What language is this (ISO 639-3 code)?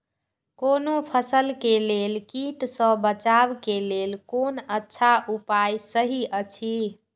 mai